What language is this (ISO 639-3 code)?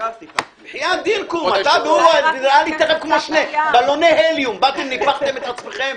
heb